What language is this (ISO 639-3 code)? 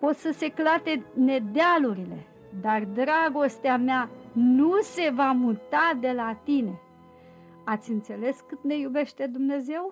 ron